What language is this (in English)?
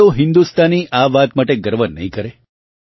Gujarati